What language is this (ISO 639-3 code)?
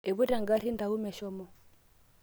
mas